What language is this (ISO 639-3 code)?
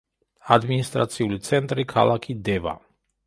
kat